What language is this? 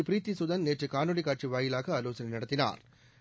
Tamil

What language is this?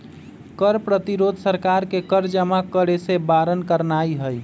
Magahi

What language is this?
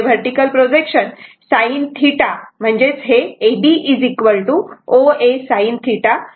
Marathi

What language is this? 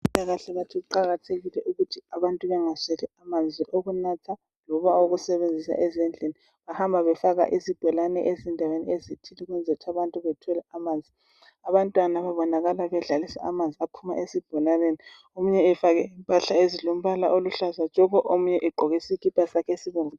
North Ndebele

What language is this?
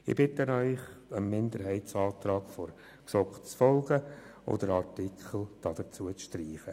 Swiss German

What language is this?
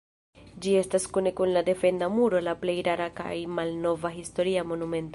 Esperanto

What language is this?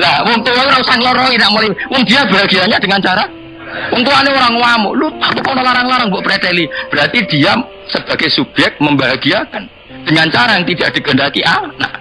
Indonesian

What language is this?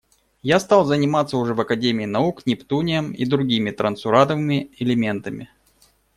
Russian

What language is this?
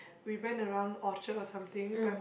English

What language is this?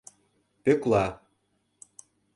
Mari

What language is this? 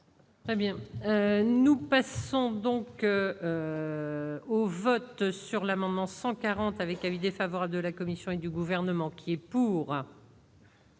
French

